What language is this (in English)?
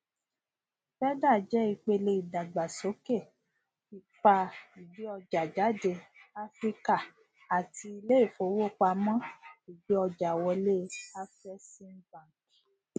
Yoruba